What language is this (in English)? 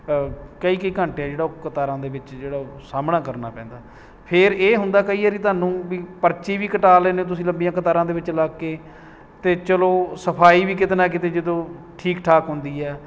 Punjabi